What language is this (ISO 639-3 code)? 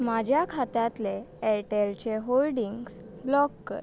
kok